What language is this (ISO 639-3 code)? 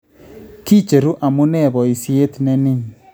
kln